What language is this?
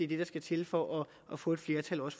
Danish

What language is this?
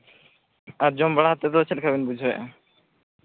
Santali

